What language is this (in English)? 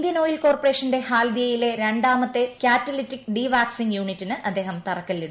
Malayalam